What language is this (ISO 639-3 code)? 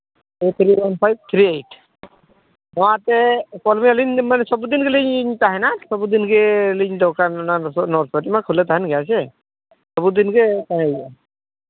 sat